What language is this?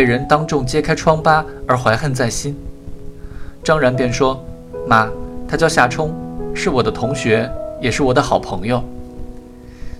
Chinese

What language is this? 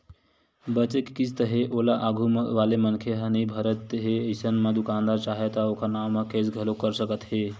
Chhattisgarhi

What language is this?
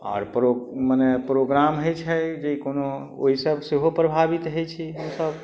Maithili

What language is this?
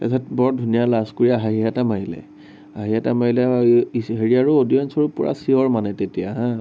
Assamese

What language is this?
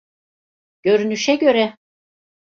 Turkish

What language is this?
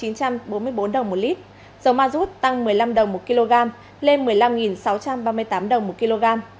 Vietnamese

